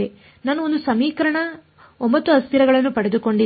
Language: Kannada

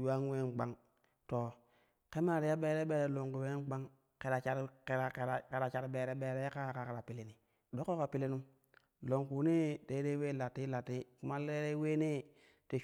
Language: Kushi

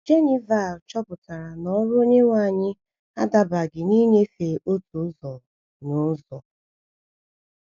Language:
Igbo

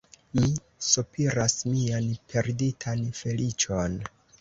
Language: Esperanto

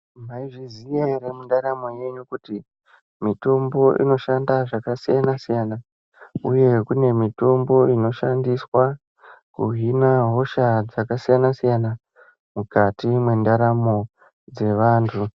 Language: Ndau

